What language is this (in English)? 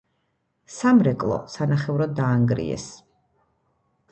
Georgian